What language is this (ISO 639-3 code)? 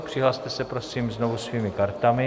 ces